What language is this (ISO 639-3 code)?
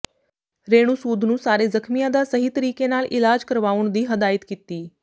pan